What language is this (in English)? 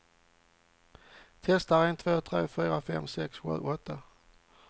Swedish